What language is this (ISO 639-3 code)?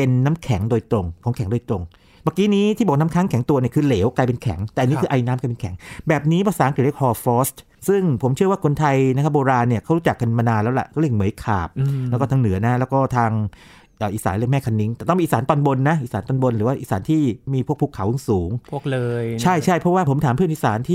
tha